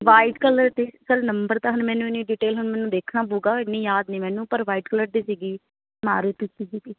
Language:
Punjabi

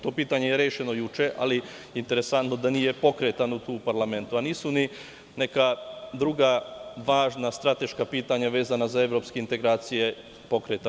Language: Serbian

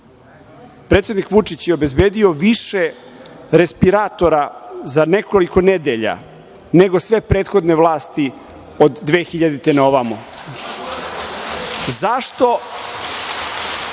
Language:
Serbian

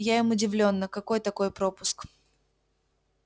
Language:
Russian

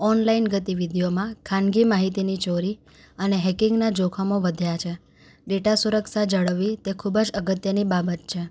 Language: Gujarati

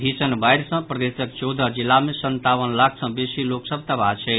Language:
Maithili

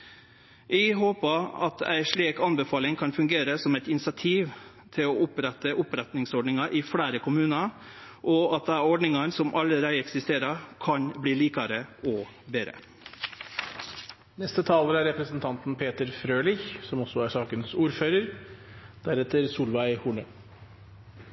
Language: Norwegian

